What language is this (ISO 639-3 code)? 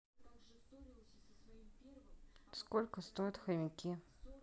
rus